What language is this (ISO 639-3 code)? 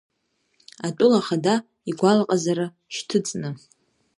abk